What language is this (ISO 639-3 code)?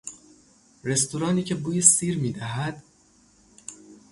fas